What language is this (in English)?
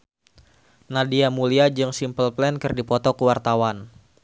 Sundanese